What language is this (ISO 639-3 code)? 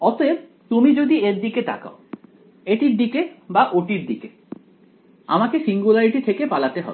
ben